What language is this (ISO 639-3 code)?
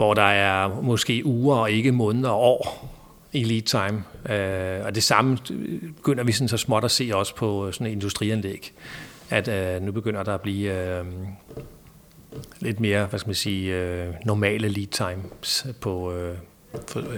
dan